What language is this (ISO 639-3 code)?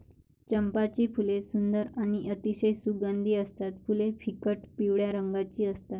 mar